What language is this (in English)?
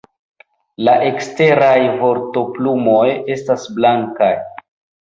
Esperanto